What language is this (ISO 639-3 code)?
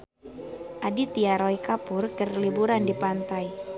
sun